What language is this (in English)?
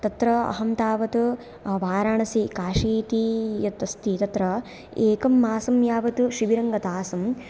Sanskrit